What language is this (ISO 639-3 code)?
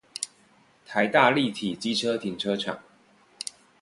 zho